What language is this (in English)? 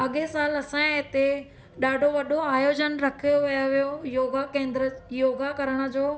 Sindhi